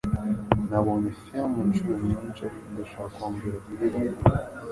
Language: Kinyarwanda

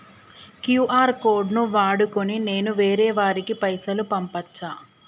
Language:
Telugu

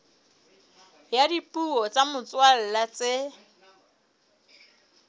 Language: Southern Sotho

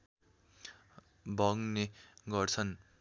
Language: Nepali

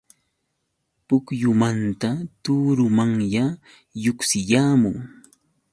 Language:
Yauyos Quechua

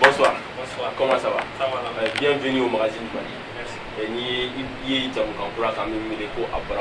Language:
French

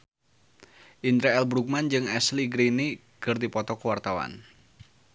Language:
Sundanese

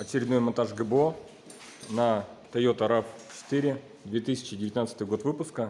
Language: Russian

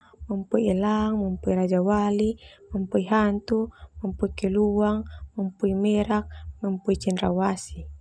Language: Termanu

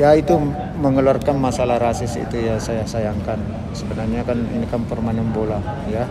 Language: Indonesian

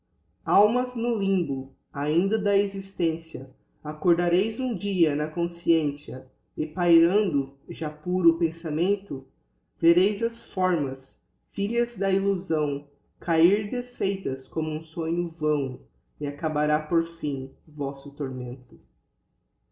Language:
Portuguese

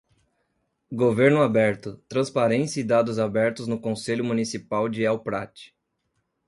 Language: Portuguese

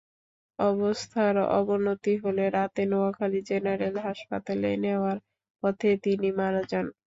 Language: Bangla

